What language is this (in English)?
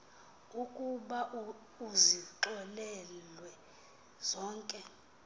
Xhosa